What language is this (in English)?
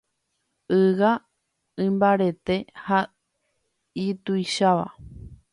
Guarani